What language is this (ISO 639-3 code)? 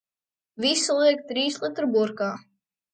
lav